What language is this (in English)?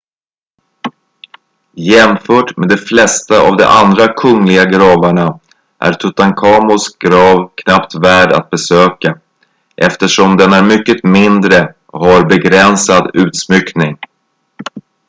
Swedish